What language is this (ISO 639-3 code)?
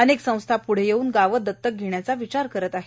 mar